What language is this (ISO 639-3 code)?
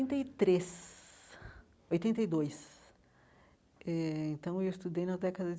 por